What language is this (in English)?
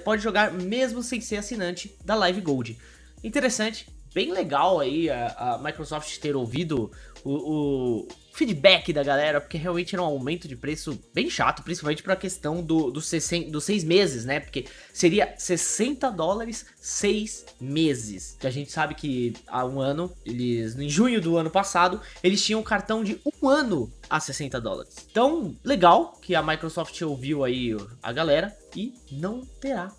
Portuguese